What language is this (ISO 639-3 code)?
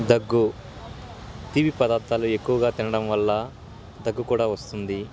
tel